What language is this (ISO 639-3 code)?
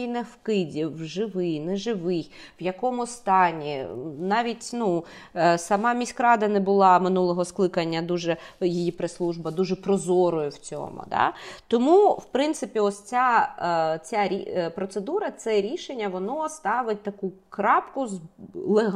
ukr